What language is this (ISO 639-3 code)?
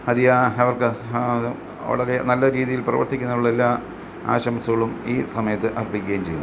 mal